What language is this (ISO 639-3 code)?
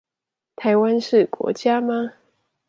zho